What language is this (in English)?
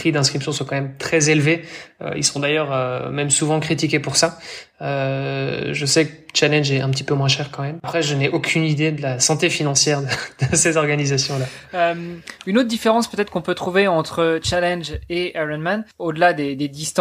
French